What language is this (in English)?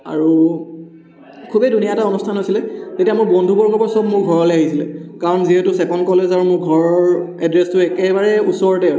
Assamese